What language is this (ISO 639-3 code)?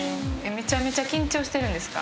jpn